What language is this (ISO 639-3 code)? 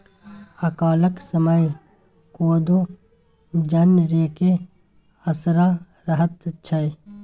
mai